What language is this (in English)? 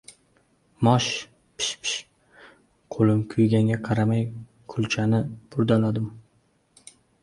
Uzbek